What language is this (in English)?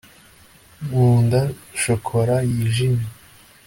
Kinyarwanda